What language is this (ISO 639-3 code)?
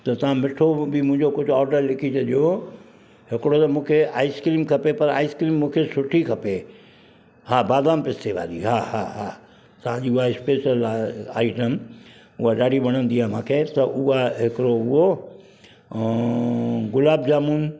snd